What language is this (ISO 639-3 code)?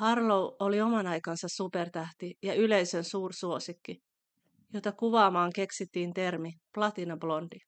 fin